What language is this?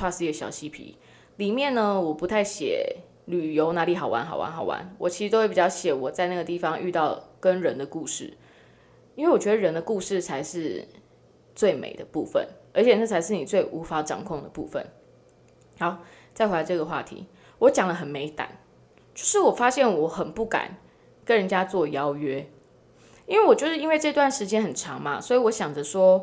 Chinese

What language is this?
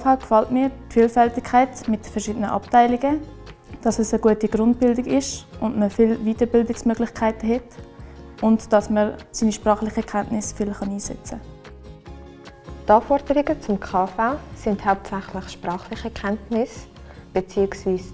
German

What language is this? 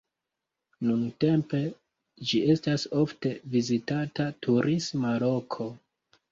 Esperanto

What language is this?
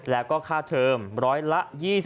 Thai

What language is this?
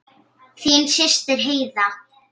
Icelandic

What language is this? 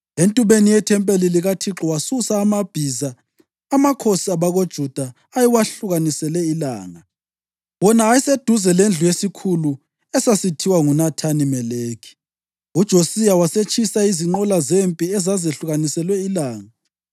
North Ndebele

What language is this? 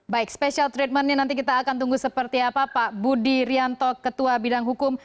Indonesian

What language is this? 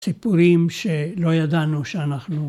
Hebrew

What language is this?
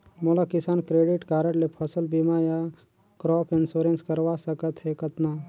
Chhattisgarhi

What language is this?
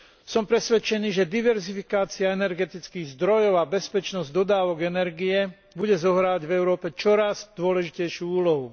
Slovak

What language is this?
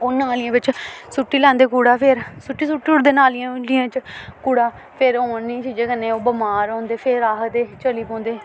Dogri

